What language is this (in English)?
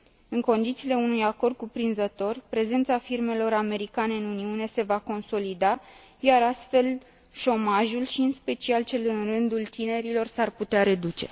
Romanian